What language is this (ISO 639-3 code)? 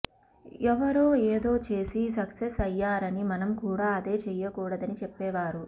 tel